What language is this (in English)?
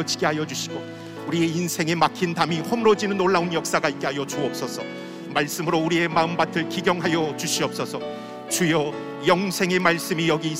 Korean